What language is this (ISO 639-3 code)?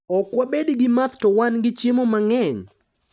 luo